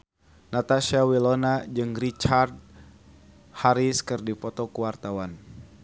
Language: Sundanese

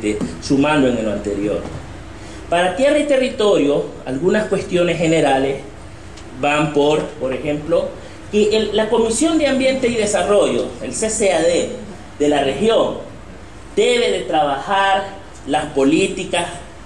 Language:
Spanish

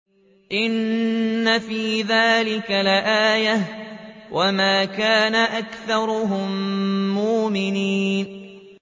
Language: Arabic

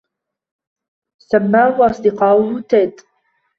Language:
Arabic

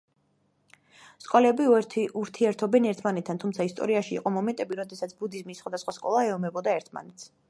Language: Georgian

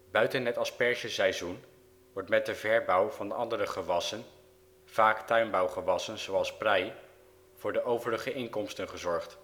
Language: Dutch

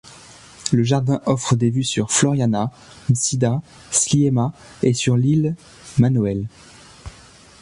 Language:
French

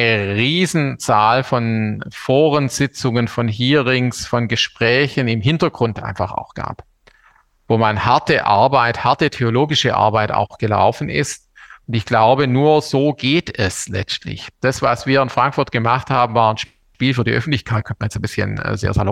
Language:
German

